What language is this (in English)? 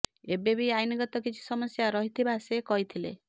Odia